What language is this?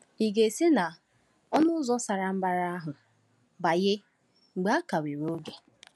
Igbo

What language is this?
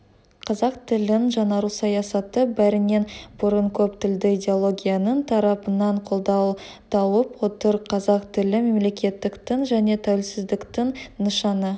Kazakh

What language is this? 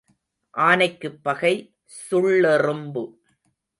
Tamil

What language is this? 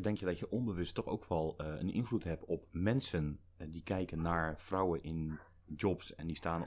Dutch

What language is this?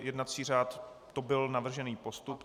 Czech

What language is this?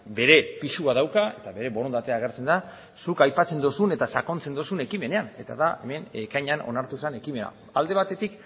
Basque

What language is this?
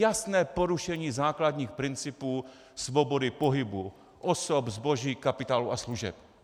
Czech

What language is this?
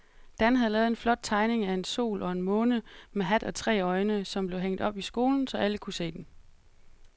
Danish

